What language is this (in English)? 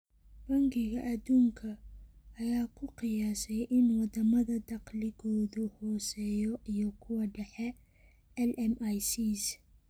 Somali